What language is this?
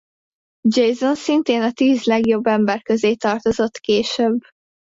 Hungarian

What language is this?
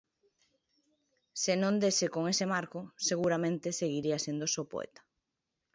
Galician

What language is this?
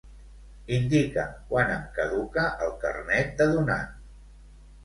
Catalan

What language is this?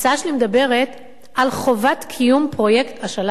Hebrew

